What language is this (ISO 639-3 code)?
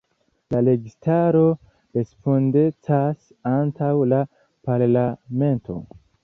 epo